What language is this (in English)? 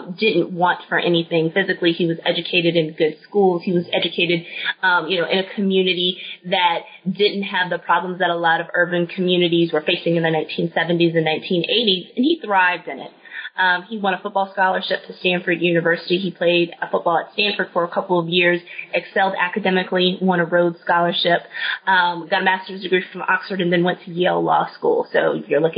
English